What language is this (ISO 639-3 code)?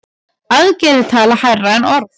isl